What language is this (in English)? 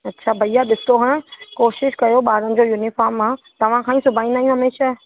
Sindhi